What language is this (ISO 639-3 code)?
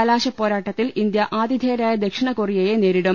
mal